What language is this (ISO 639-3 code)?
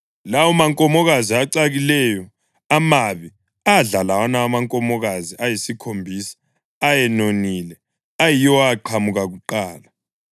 nde